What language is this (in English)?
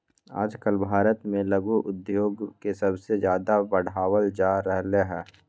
Magahi